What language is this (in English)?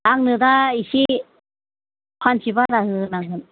Bodo